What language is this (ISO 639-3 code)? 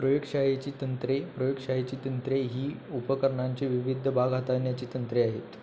mar